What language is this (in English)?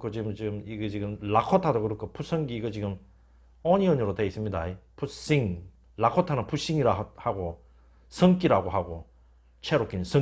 Korean